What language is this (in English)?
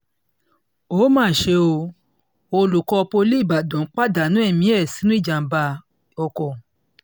Yoruba